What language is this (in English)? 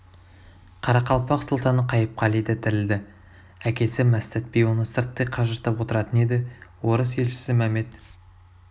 Kazakh